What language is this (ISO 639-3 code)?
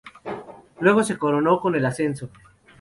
spa